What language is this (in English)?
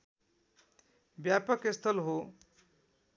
Nepali